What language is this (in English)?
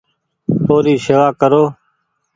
Goaria